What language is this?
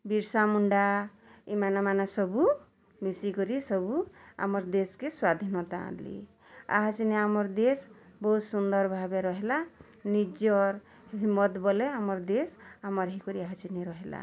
Odia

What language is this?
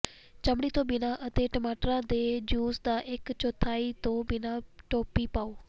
Punjabi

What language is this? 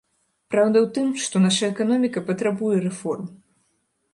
Belarusian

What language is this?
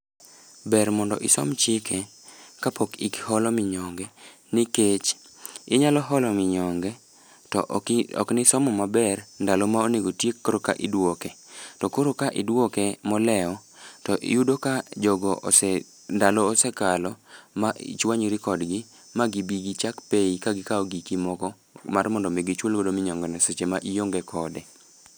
Luo (Kenya and Tanzania)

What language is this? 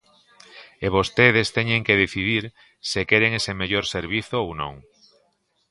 Galician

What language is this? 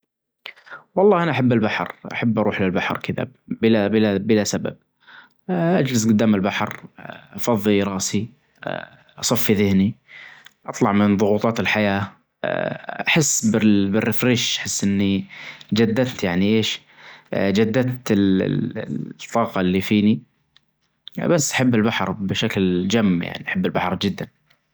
Najdi Arabic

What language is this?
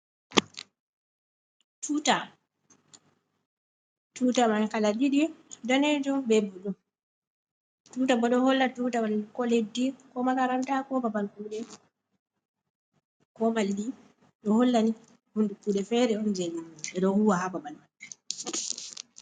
Fula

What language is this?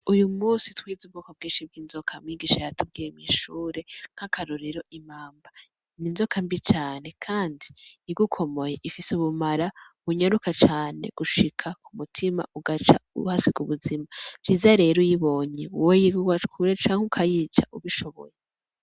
Rundi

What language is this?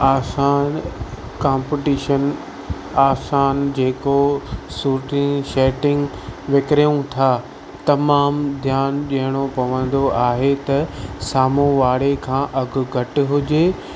Sindhi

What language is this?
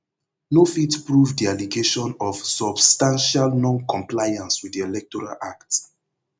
Nigerian Pidgin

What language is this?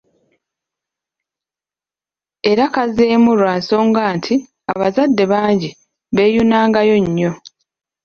Ganda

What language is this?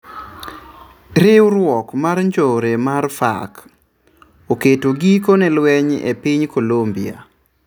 Luo (Kenya and Tanzania)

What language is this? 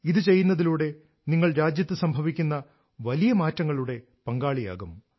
Malayalam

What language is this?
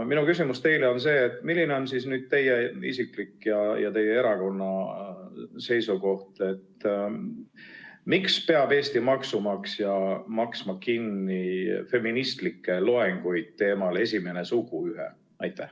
Estonian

